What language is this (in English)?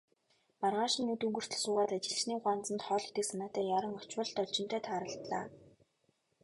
Mongolian